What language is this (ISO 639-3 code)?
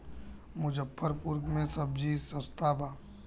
bho